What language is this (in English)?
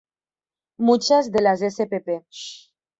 Spanish